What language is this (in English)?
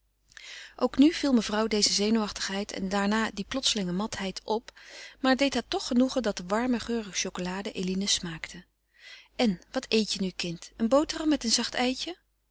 Dutch